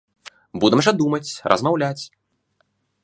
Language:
Belarusian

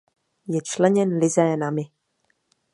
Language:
Czech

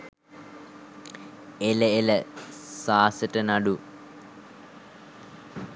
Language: Sinhala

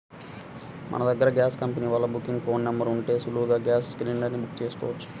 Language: Telugu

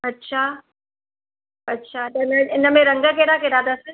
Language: Sindhi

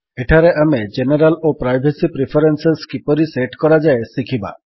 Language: Odia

